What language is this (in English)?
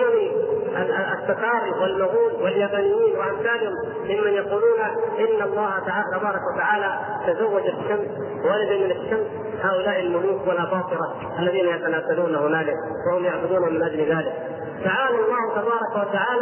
Arabic